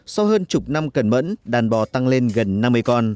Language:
Vietnamese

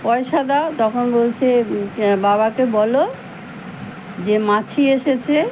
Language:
Bangla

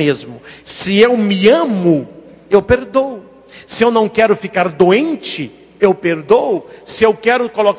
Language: Portuguese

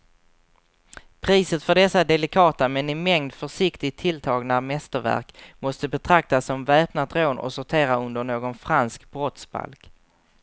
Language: Swedish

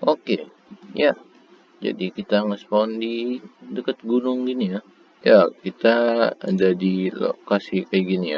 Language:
Indonesian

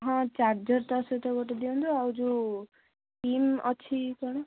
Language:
Odia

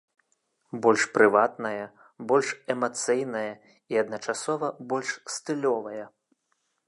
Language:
Belarusian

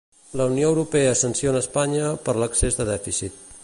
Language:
Catalan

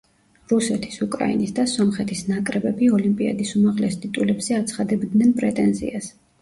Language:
Georgian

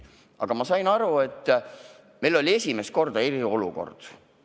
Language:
Estonian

